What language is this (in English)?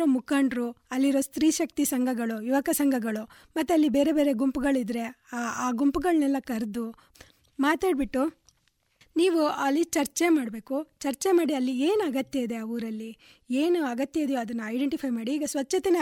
Kannada